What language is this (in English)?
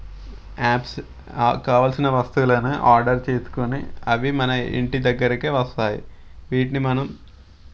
Telugu